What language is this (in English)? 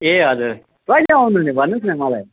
Nepali